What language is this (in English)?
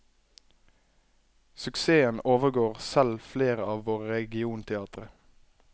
Norwegian